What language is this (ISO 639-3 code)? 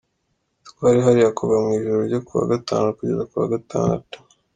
kin